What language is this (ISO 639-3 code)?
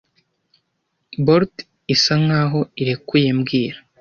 kin